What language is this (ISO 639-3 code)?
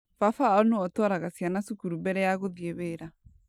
kik